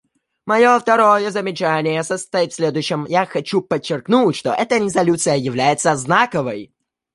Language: Russian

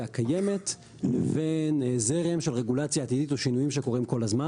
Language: Hebrew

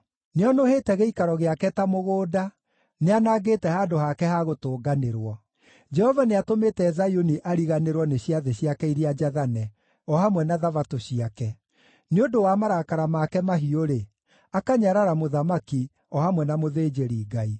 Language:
Kikuyu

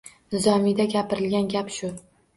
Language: Uzbek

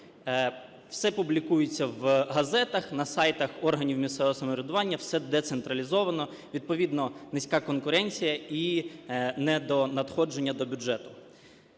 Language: Ukrainian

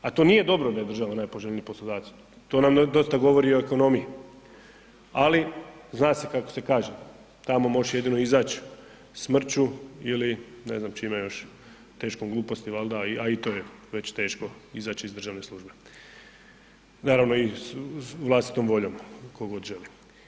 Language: Croatian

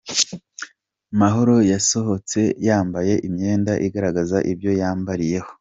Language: Kinyarwanda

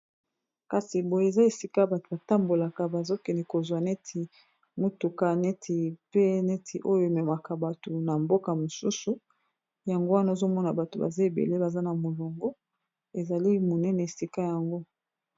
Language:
Lingala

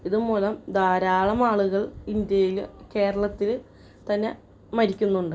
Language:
Malayalam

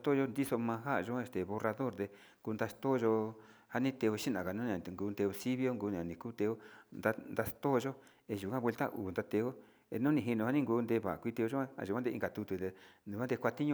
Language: Sinicahua Mixtec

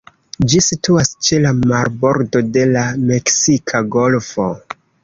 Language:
Esperanto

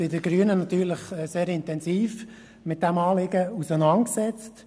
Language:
Swiss German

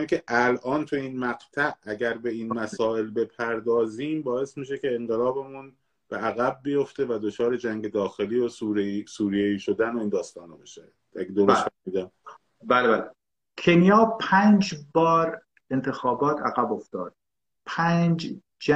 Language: Persian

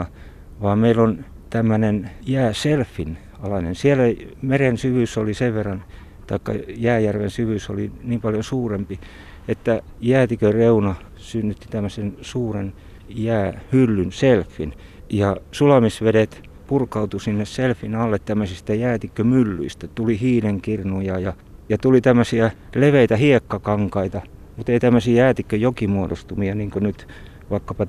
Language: Finnish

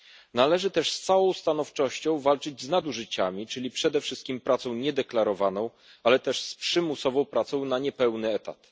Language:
Polish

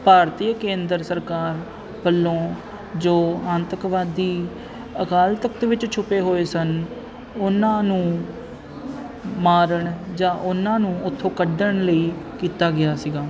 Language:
Punjabi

